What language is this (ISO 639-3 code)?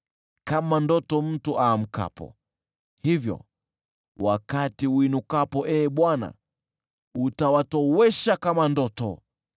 swa